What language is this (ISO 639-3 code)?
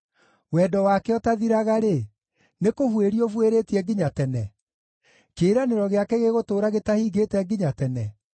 kik